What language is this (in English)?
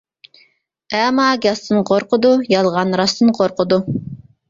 Uyghur